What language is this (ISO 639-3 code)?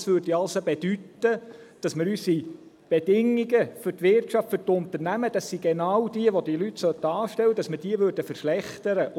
gsw